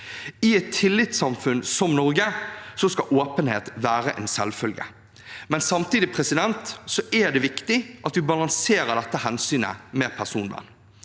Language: Norwegian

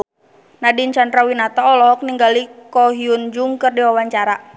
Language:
Sundanese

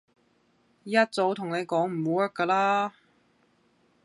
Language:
Cantonese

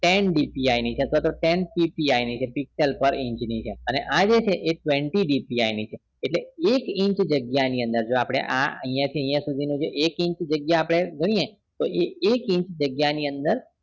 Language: Gujarati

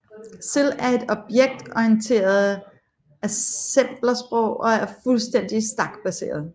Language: Danish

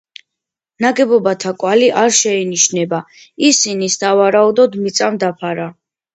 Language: Georgian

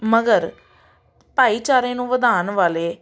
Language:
Punjabi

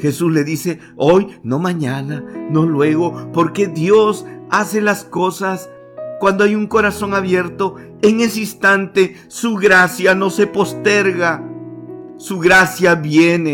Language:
Spanish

